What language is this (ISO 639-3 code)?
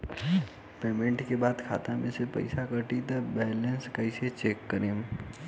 bho